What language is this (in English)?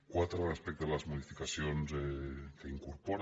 Catalan